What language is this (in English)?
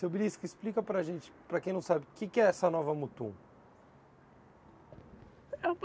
Portuguese